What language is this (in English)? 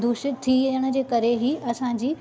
Sindhi